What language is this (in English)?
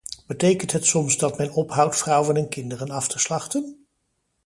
Dutch